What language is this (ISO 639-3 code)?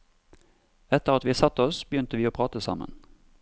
nor